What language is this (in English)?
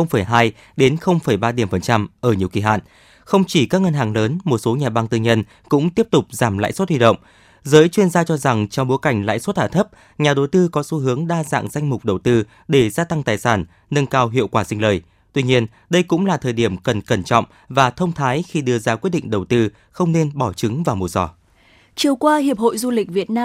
Vietnamese